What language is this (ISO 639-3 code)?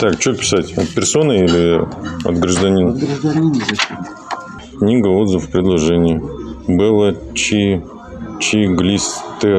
rus